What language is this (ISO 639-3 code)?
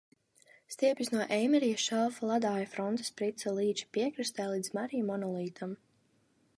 lav